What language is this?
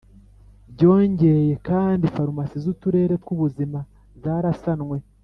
Kinyarwanda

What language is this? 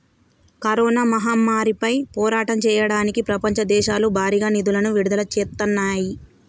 Telugu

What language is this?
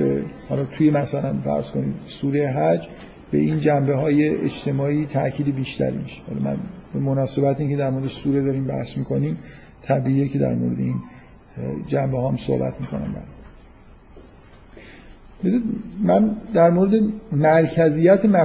Persian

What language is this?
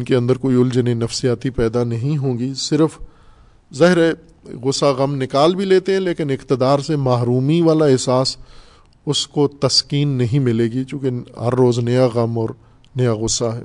Urdu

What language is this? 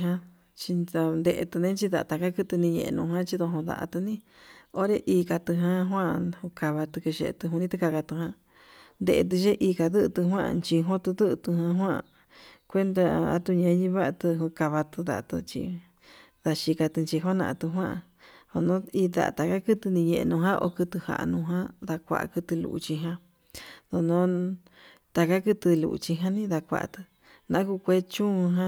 Yutanduchi Mixtec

